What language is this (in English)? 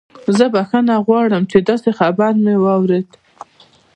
Pashto